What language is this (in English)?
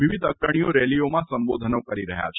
Gujarati